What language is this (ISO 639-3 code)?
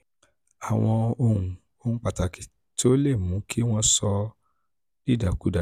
yor